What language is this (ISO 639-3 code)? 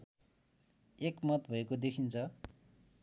nep